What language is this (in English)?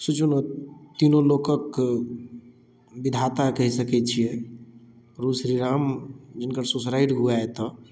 Maithili